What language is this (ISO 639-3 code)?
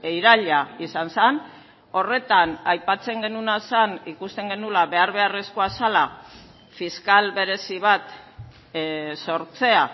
eus